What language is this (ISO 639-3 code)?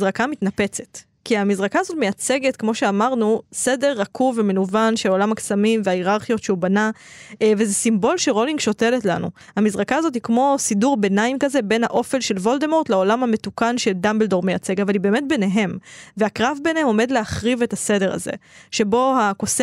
heb